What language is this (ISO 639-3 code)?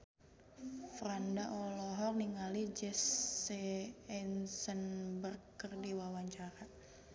sun